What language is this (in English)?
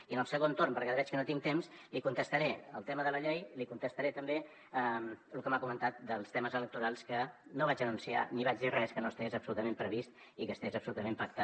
Catalan